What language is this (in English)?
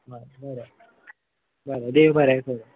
Konkani